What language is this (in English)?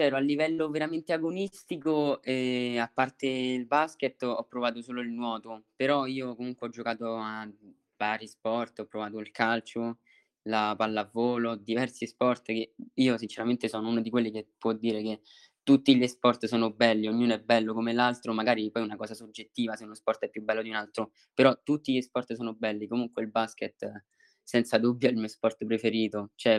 Italian